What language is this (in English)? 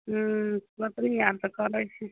Maithili